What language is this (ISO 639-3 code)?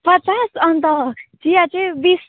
nep